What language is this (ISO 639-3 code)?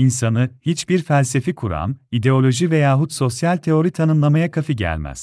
tur